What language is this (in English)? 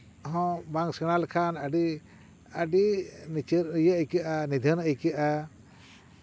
Santali